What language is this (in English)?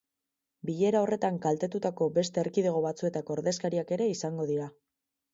Basque